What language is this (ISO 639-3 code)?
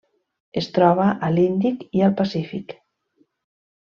cat